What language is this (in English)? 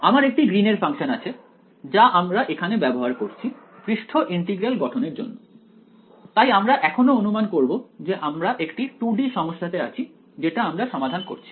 Bangla